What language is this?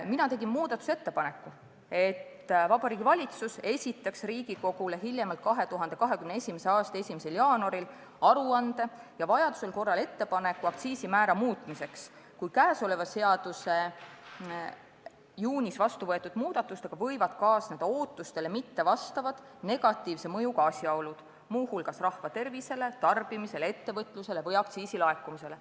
Estonian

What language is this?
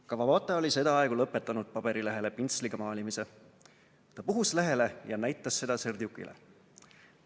Estonian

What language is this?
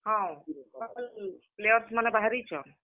Odia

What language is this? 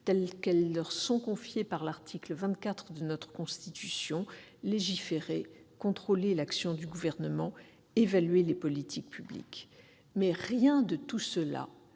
French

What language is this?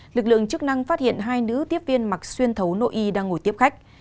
Vietnamese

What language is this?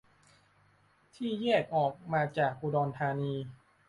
Thai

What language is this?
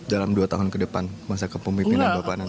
Indonesian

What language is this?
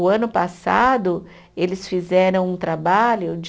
Portuguese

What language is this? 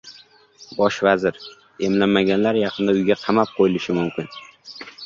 Uzbek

